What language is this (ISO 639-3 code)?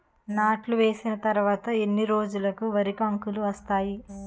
tel